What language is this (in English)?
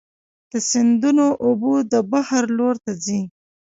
Pashto